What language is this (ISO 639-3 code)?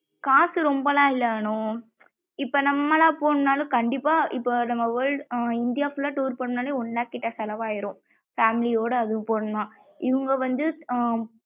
tam